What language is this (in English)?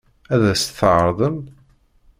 Kabyle